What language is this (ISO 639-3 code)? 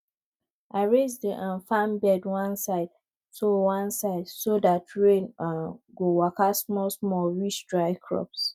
pcm